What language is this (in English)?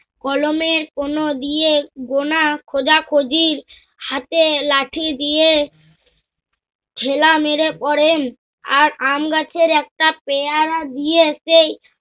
Bangla